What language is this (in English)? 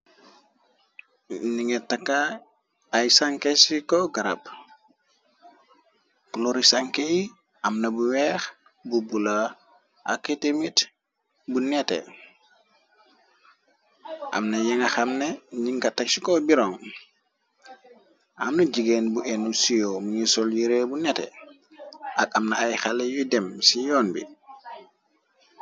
Wolof